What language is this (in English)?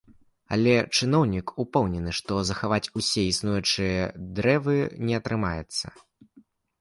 Belarusian